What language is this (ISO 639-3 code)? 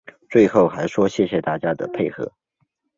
zho